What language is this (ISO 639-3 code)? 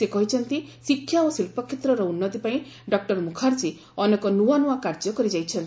ori